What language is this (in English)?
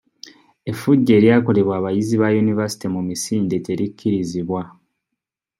Ganda